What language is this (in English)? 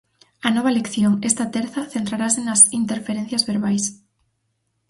Galician